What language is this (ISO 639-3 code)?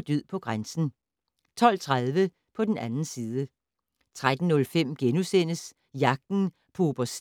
dan